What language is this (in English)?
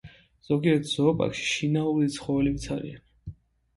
Georgian